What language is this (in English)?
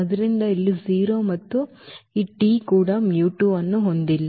Kannada